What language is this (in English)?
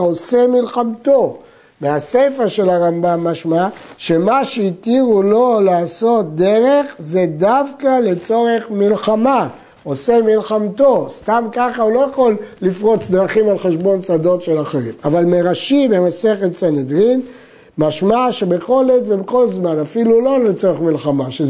Hebrew